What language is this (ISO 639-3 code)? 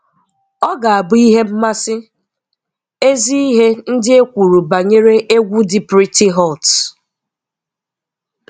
ibo